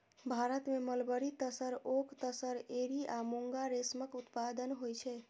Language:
Maithili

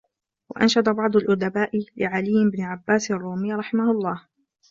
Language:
Arabic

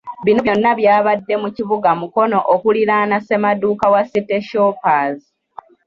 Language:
Ganda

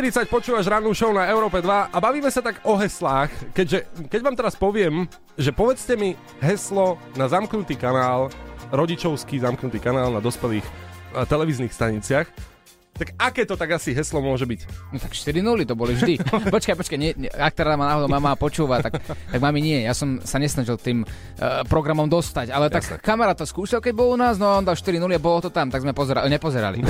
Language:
Slovak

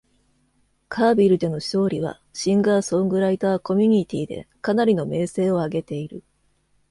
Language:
Japanese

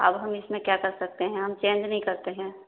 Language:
Urdu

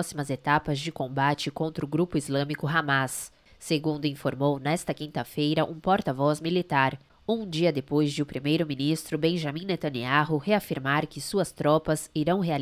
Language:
Portuguese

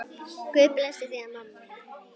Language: Icelandic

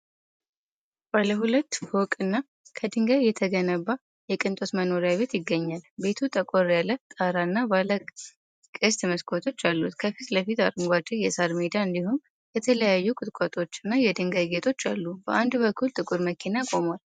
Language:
Amharic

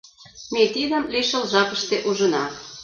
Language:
Mari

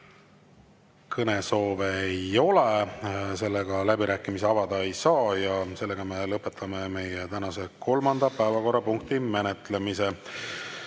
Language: Estonian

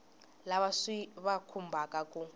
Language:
Tsonga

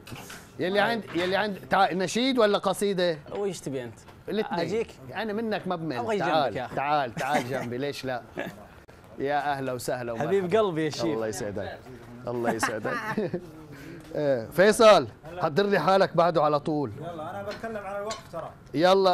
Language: Arabic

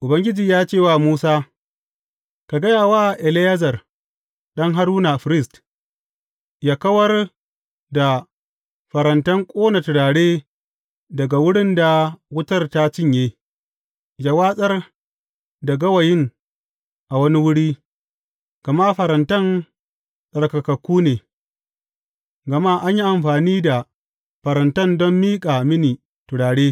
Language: Hausa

